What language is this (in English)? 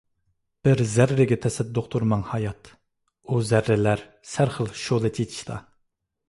Uyghur